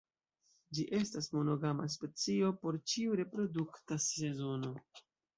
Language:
Esperanto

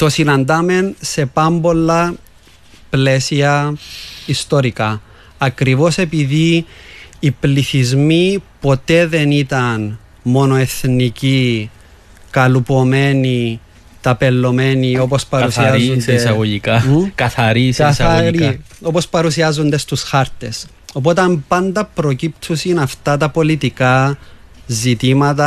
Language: Greek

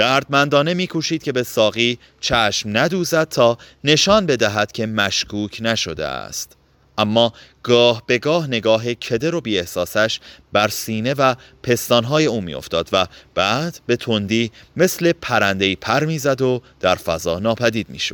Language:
Persian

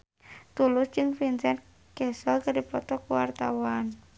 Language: Sundanese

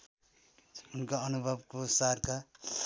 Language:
Nepali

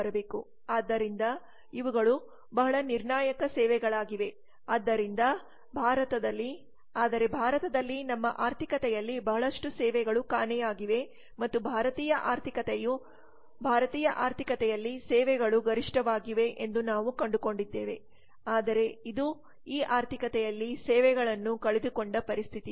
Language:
Kannada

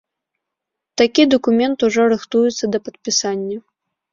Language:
Belarusian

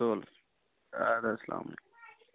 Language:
Kashmiri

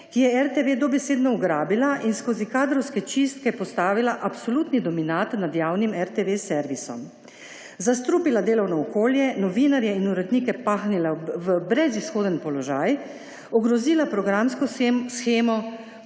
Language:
Slovenian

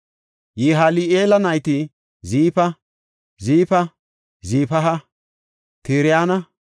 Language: Gofa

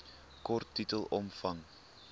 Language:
Afrikaans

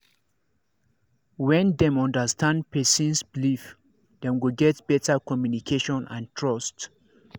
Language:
Nigerian Pidgin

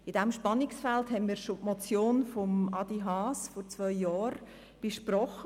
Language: Swiss German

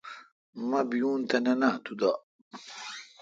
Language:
Kalkoti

